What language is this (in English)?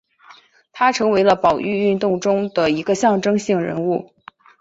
Chinese